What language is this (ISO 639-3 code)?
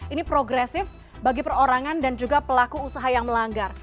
ind